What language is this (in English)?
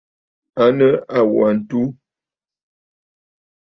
Bafut